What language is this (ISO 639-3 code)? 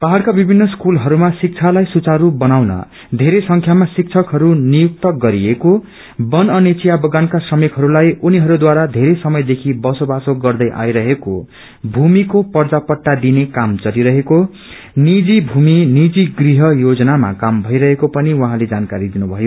nep